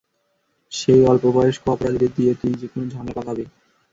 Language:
Bangla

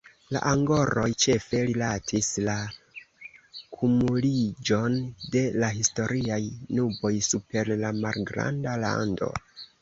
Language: Esperanto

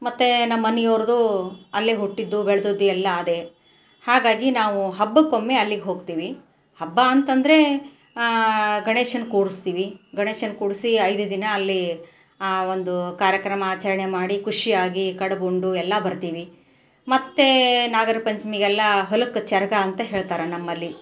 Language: Kannada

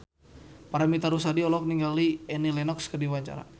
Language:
Sundanese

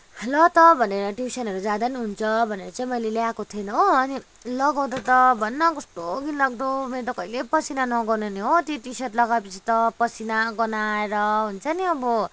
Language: Nepali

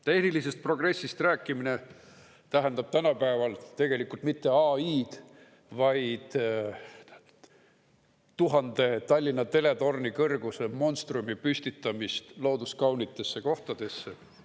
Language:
Estonian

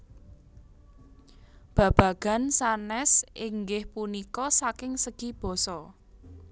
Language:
Javanese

